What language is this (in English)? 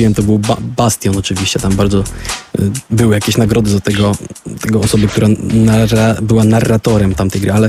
Polish